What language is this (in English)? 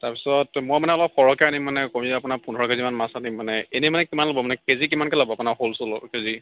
Assamese